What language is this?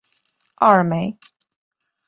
Chinese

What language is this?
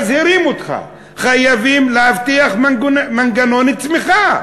Hebrew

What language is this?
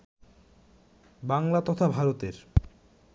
Bangla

